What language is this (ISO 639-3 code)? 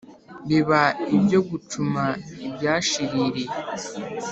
kin